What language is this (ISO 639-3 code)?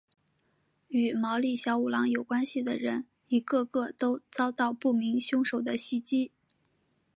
zho